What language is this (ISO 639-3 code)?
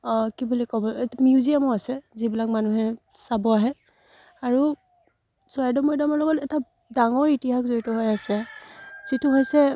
asm